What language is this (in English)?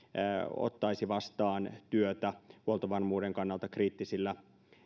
Finnish